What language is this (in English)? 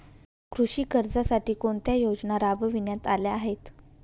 Marathi